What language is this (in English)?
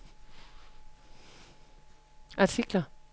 Danish